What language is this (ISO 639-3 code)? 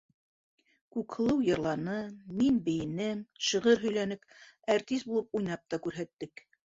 bak